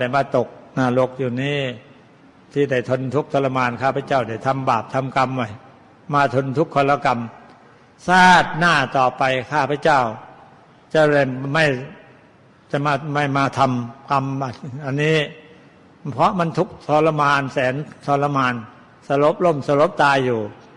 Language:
Thai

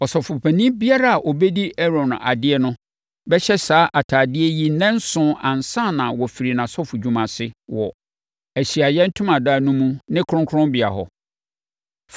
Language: Akan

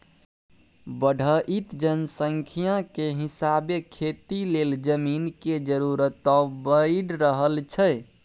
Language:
Maithili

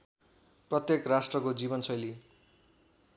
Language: Nepali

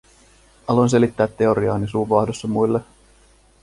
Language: Finnish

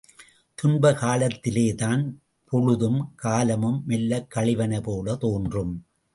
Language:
Tamil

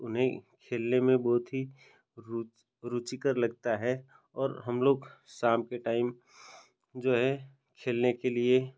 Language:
Hindi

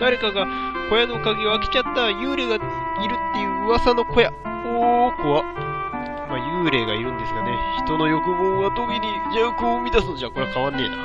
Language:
Japanese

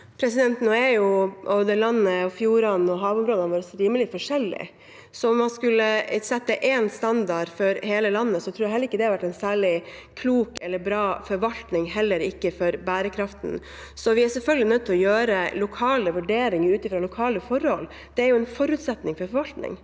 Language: Norwegian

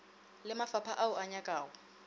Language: Northern Sotho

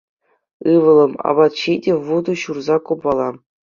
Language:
Chuvash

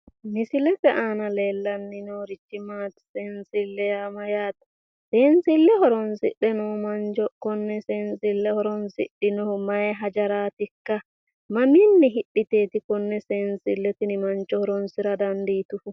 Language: Sidamo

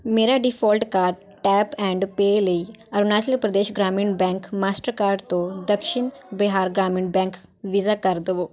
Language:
Punjabi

